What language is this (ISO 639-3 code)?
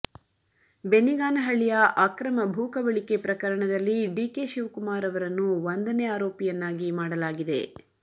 kan